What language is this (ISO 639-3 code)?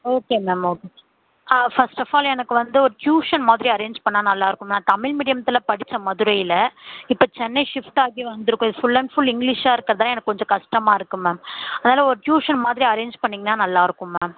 tam